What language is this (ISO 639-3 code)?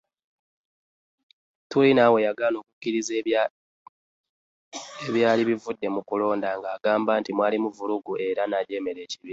lug